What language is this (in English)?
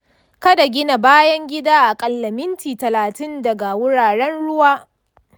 Hausa